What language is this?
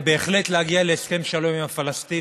Hebrew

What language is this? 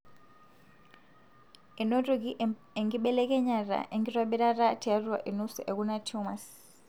Masai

